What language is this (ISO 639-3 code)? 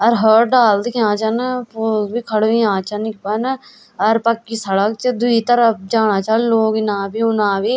gbm